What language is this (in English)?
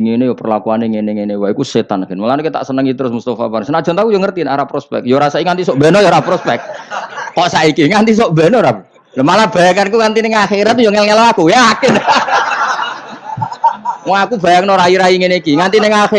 Indonesian